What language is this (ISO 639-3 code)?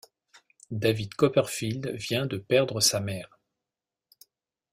fra